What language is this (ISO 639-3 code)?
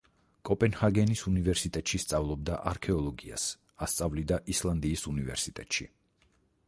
kat